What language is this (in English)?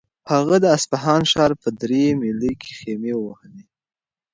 Pashto